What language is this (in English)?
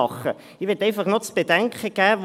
Swiss German